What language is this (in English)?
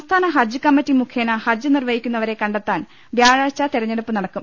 Malayalam